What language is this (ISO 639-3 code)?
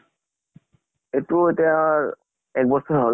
asm